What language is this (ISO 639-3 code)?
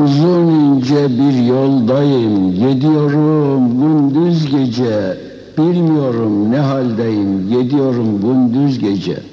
tur